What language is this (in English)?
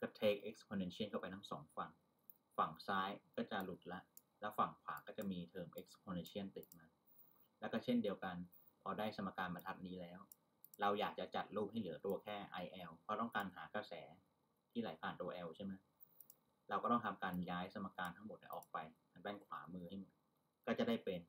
Thai